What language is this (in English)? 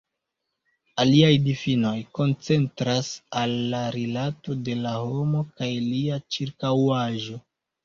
Esperanto